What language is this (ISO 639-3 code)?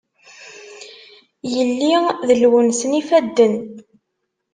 kab